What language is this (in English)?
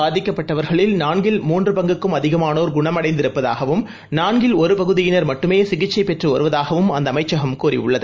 Tamil